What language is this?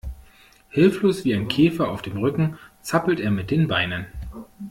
German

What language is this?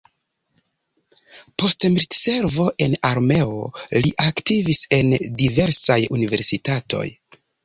Esperanto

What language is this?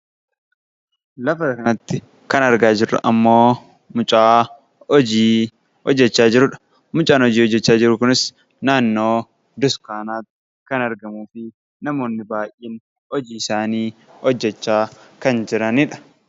Oromo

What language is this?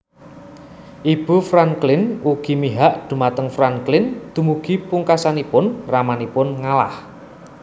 Javanese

